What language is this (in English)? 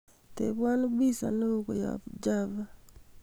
Kalenjin